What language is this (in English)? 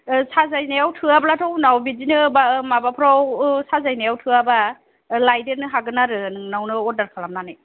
Bodo